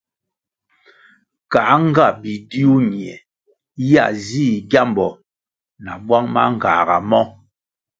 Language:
Kwasio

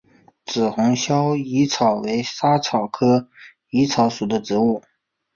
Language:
Chinese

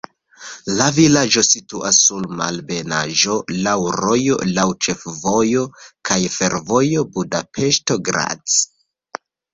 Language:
Esperanto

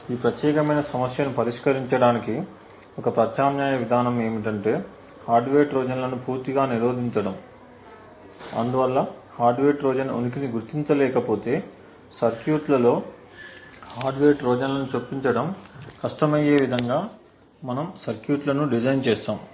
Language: Telugu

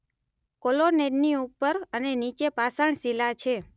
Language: Gujarati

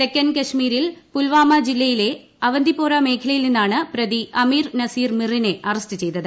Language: Malayalam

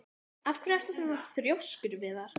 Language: Icelandic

